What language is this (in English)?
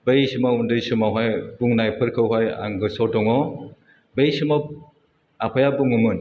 Bodo